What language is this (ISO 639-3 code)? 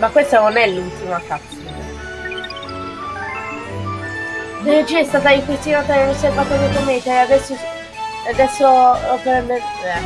ita